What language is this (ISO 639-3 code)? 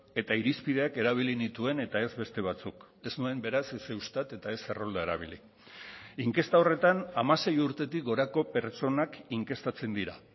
eus